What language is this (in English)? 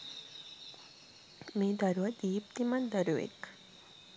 Sinhala